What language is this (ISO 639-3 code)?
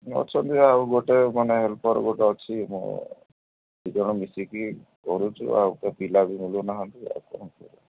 ori